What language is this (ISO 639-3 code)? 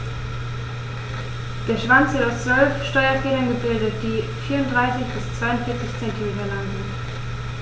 deu